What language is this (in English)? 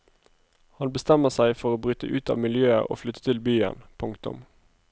Norwegian